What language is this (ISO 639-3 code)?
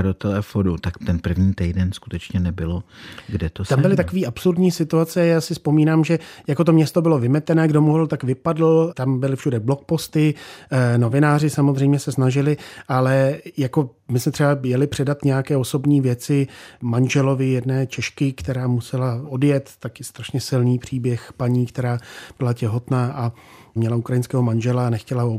ces